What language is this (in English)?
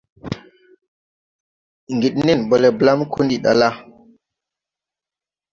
Tupuri